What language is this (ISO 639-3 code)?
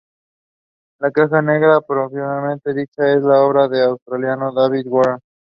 spa